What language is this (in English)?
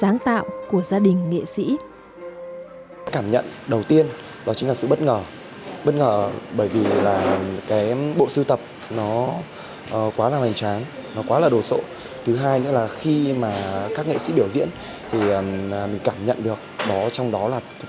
Vietnamese